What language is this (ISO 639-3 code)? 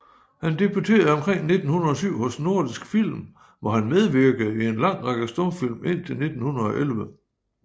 dan